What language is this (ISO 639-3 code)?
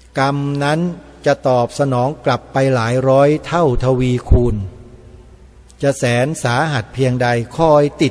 tha